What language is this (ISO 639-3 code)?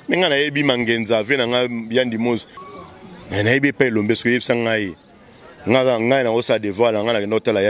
fra